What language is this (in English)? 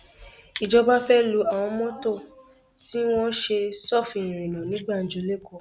Yoruba